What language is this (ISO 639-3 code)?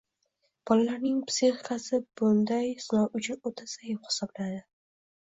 uzb